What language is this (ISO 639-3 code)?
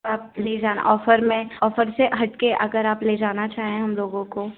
hin